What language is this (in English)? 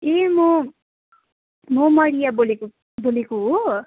Nepali